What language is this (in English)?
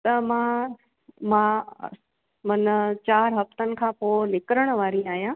Sindhi